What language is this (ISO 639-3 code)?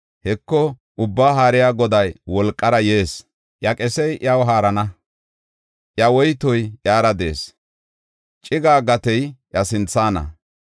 gof